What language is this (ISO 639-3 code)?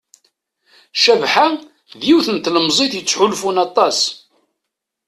kab